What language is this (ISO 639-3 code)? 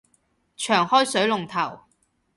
yue